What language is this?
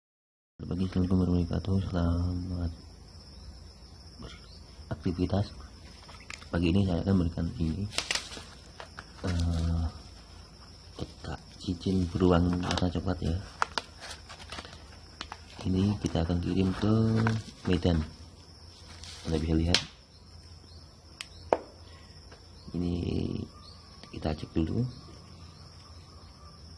Indonesian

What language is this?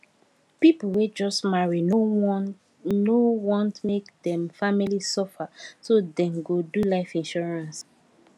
Nigerian Pidgin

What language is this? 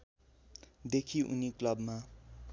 Nepali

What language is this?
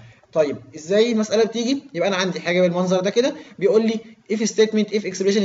Arabic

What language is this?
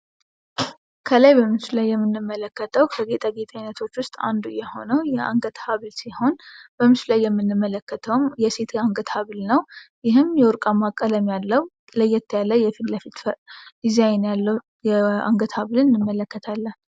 Amharic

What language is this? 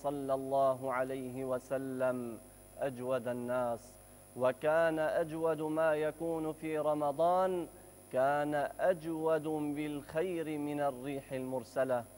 Arabic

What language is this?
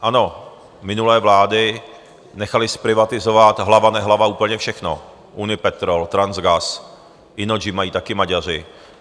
Czech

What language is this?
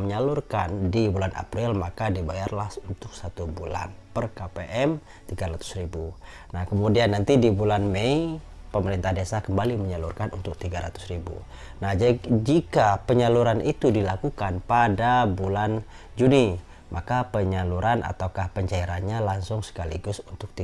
Indonesian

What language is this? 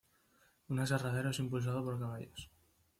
Spanish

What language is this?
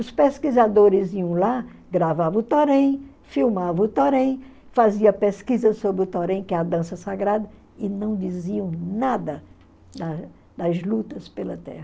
Portuguese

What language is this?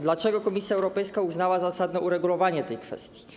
Polish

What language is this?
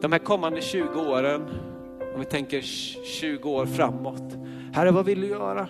Swedish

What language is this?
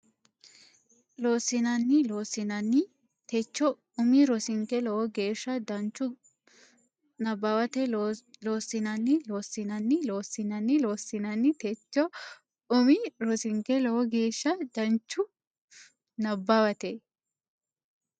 Sidamo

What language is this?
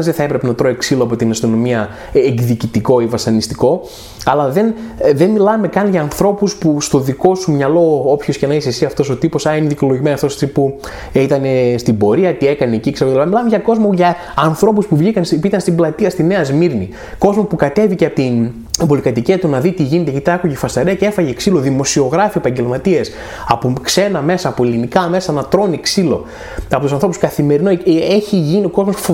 Greek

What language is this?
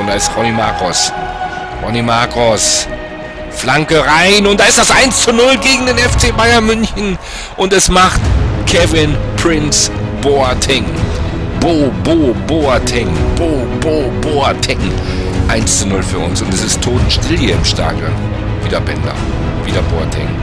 German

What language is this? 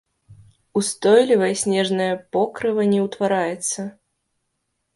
Belarusian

